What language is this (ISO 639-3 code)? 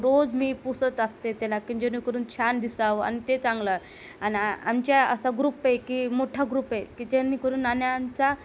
mar